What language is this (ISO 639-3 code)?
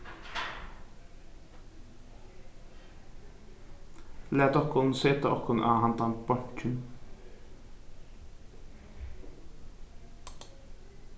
fao